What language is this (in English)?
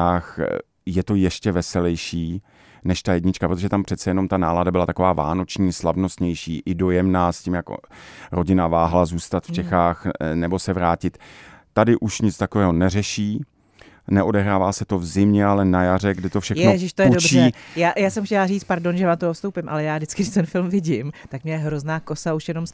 Czech